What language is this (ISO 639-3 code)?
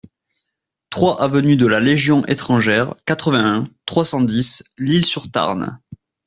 fra